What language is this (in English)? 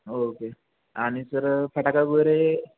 Marathi